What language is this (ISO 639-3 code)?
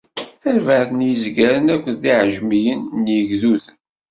kab